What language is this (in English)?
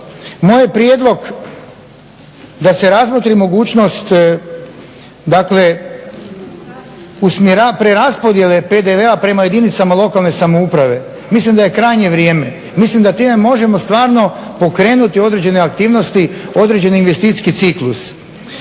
Croatian